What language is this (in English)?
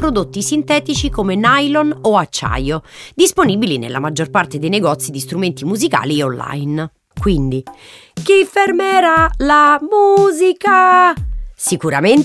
Italian